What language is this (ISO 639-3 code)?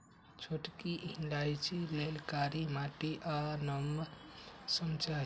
mag